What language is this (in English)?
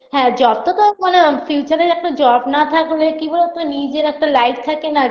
Bangla